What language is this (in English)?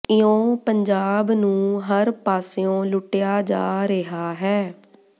Punjabi